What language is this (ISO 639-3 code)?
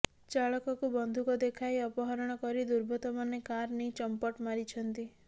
ori